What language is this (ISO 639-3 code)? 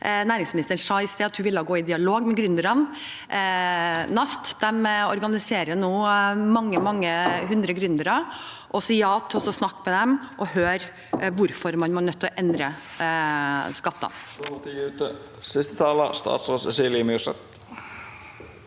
nor